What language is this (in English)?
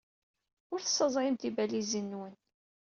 Kabyle